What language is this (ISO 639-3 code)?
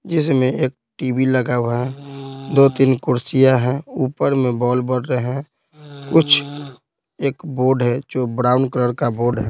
hin